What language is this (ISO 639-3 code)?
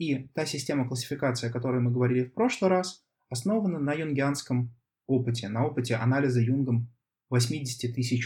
rus